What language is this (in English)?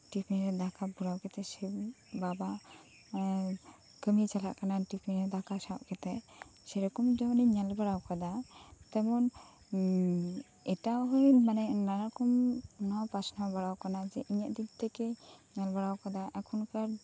Santali